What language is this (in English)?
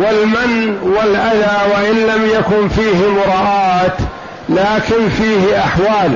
Arabic